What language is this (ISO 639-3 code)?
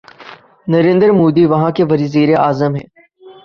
urd